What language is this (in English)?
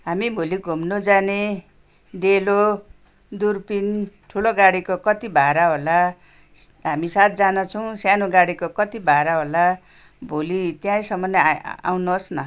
Nepali